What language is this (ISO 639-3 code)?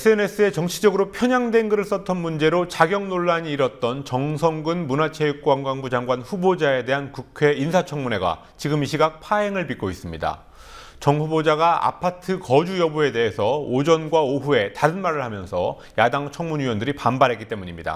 kor